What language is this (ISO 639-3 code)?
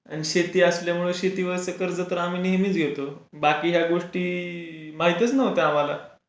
mar